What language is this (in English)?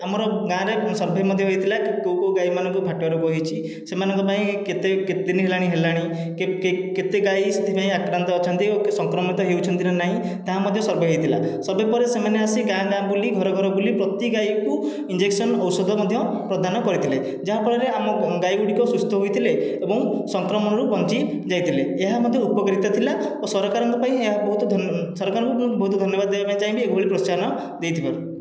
Odia